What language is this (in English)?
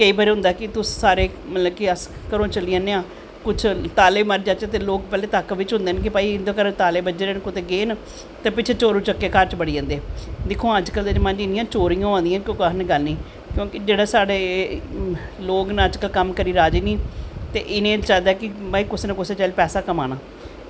Dogri